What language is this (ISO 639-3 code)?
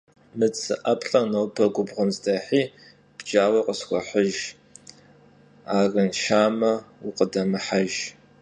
kbd